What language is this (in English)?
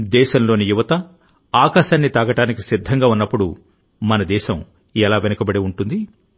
Telugu